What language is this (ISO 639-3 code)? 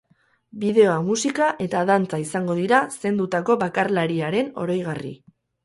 eus